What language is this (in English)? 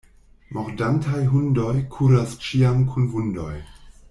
Esperanto